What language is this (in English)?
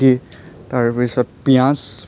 Assamese